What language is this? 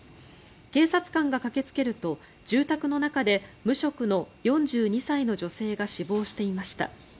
Japanese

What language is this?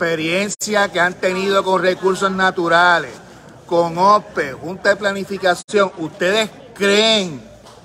Spanish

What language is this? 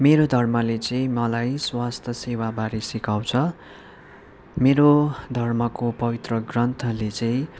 Nepali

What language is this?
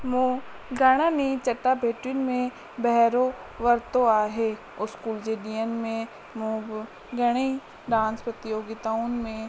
Sindhi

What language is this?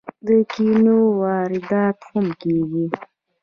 Pashto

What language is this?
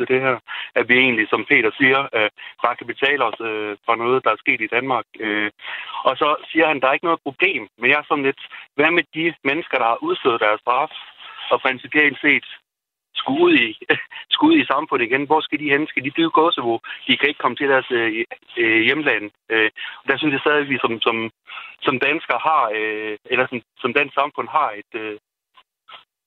Danish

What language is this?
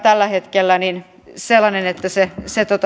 Finnish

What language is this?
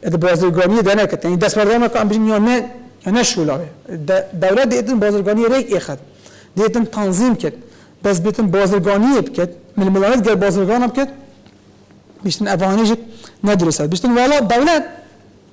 Arabic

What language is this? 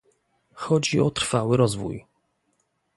Polish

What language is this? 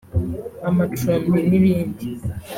Kinyarwanda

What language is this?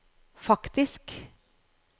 Norwegian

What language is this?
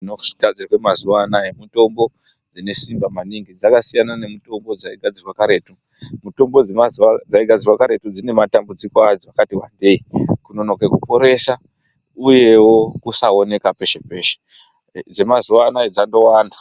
Ndau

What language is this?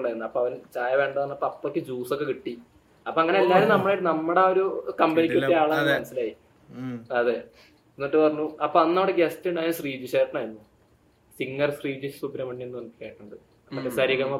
Malayalam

